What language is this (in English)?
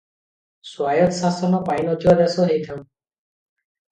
Odia